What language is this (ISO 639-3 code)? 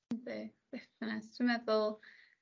cym